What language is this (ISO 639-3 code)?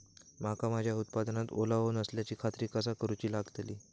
mar